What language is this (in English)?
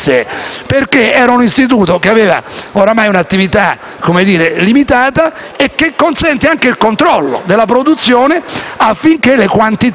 Italian